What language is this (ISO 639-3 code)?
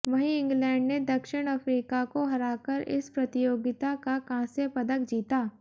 hin